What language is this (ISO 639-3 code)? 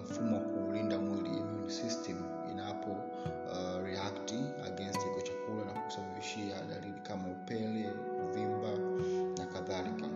swa